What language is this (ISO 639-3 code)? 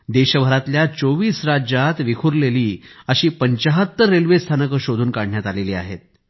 mar